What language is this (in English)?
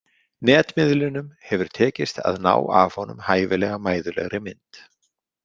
Icelandic